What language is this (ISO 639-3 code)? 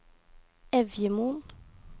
nor